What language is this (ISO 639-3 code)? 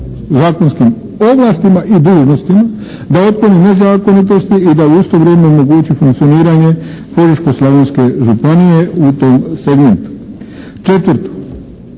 hrv